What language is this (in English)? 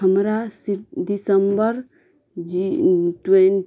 Maithili